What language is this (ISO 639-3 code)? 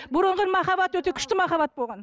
kaz